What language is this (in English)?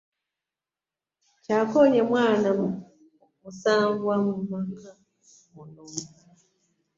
Ganda